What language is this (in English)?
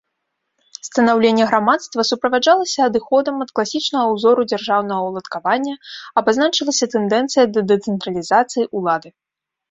Belarusian